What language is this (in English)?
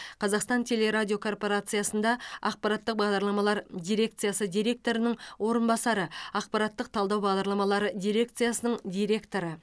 Kazakh